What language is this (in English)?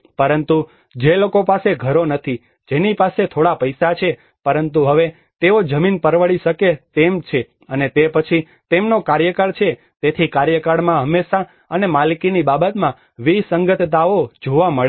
Gujarati